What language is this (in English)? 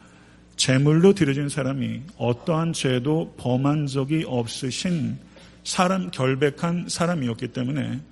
Korean